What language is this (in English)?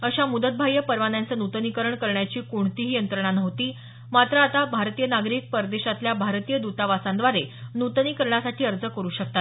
Marathi